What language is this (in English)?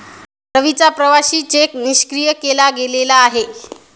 Marathi